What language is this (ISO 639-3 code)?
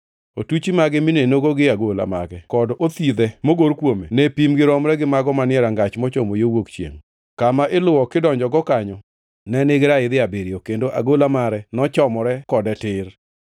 luo